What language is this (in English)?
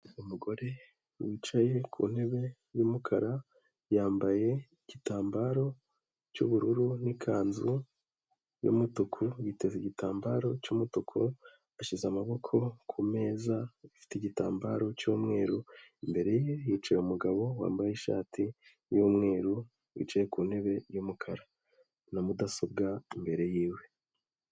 Kinyarwanda